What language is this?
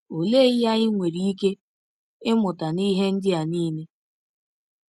Igbo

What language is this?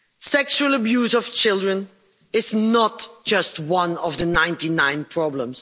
English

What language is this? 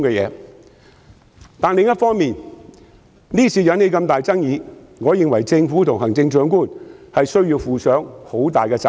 Cantonese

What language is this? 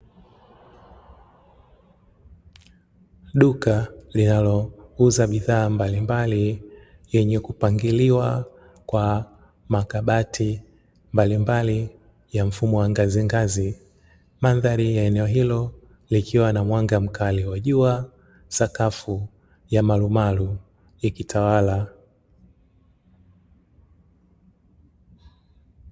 Swahili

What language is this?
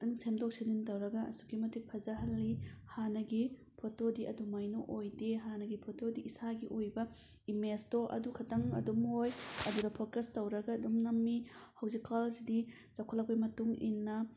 Manipuri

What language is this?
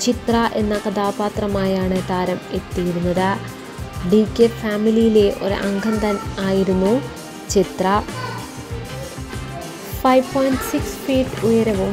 Romanian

